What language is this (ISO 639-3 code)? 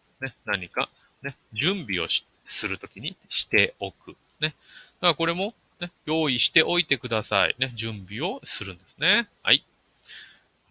jpn